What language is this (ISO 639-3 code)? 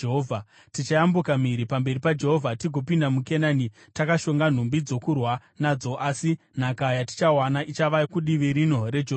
sna